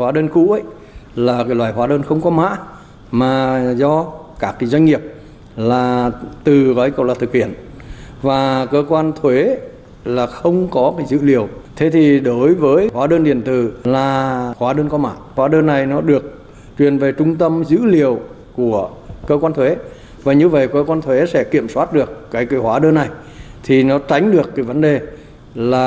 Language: Vietnamese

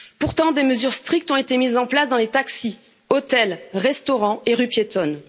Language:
French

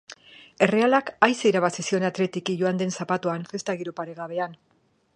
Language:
Basque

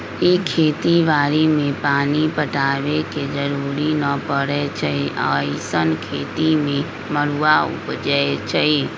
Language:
Magahi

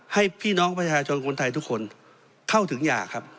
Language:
Thai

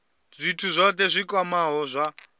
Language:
Venda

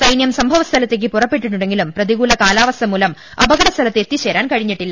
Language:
Malayalam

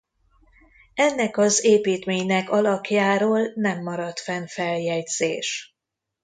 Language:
Hungarian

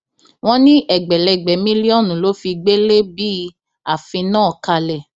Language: Yoruba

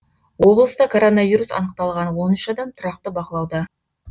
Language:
Kazakh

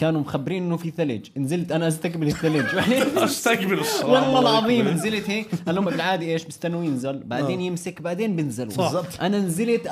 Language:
Arabic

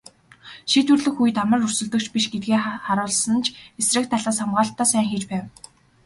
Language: Mongolian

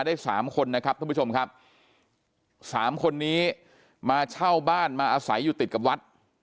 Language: Thai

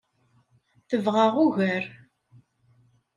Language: Kabyle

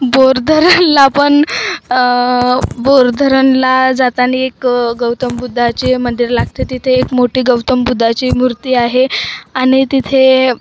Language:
Marathi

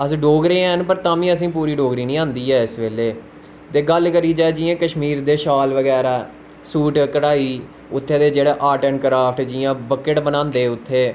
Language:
Dogri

